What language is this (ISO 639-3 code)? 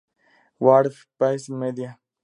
spa